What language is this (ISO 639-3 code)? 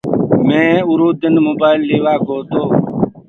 ggg